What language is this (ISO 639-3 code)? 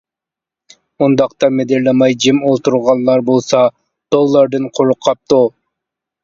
uig